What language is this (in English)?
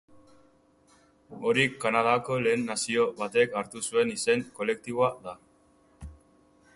Basque